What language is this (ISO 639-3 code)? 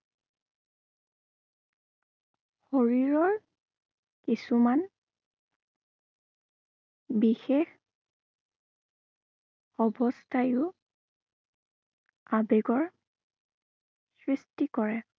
asm